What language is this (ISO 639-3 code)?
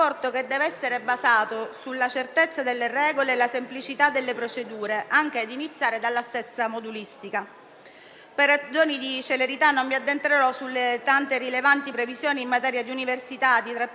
ita